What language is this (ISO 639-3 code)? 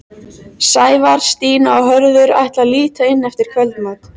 isl